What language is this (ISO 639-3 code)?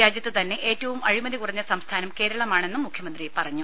mal